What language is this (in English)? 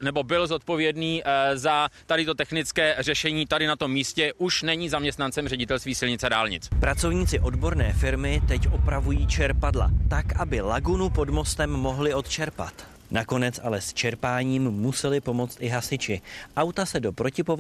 Czech